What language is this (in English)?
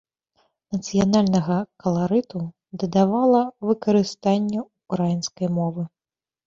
Belarusian